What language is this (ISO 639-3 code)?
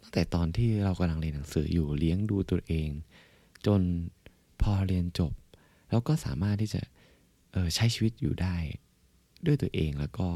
tha